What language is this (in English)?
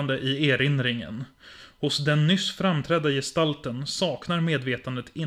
Swedish